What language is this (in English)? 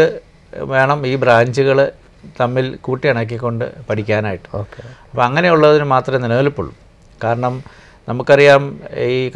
Malayalam